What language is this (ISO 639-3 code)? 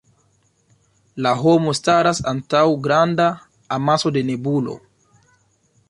epo